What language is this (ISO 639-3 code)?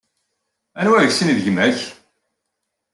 kab